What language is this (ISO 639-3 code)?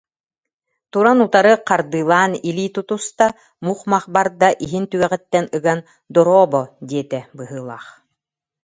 sah